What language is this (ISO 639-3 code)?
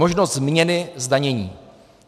ces